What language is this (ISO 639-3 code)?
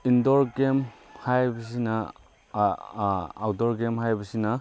mni